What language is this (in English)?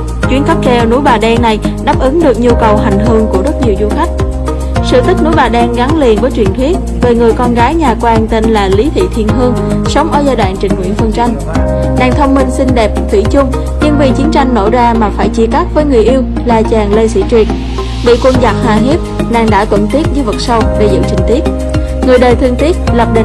Vietnamese